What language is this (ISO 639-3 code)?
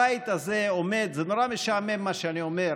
heb